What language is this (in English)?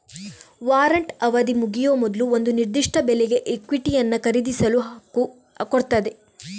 Kannada